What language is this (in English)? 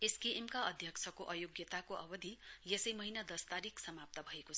Nepali